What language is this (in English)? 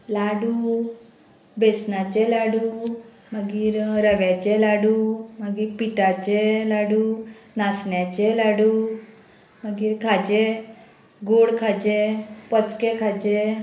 Konkani